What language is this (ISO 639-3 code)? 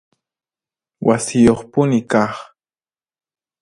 qxp